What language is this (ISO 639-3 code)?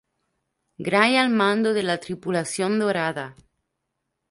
spa